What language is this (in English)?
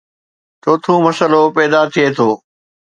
Sindhi